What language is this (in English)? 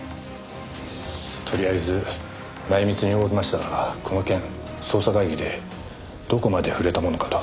Japanese